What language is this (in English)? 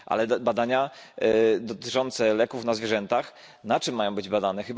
Polish